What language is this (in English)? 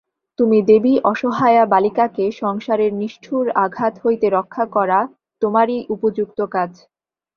Bangla